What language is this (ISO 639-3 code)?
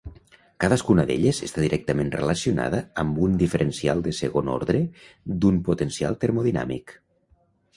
cat